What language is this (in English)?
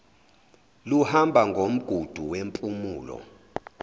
Zulu